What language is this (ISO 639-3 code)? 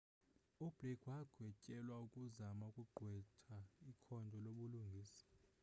xho